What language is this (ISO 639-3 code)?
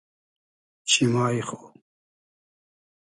haz